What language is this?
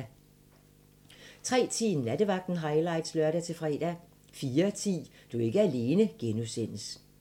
Danish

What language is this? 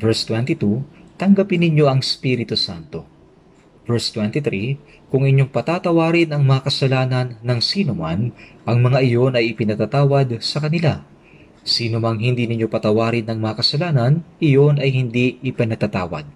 Filipino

